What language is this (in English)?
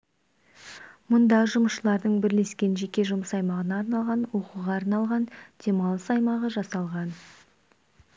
Kazakh